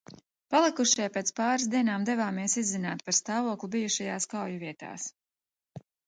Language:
Latvian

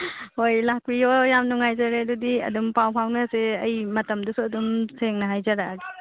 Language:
Manipuri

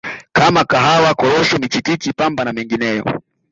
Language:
Swahili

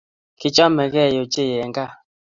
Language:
Kalenjin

